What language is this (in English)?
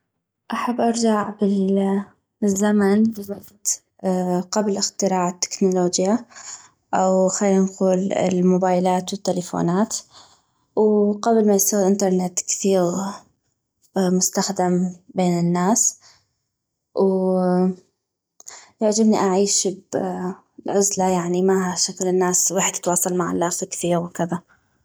North Mesopotamian Arabic